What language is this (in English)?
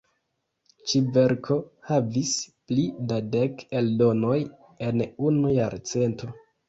Esperanto